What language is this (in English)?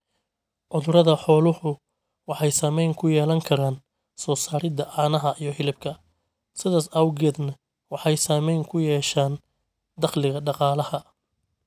Somali